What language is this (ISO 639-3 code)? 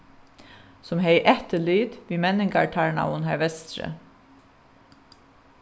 fao